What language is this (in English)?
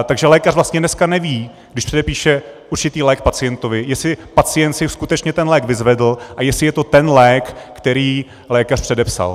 Czech